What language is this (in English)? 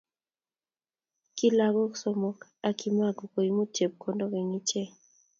Kalenjin